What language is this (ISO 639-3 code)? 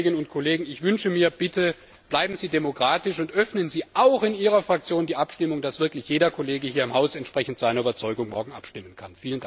deu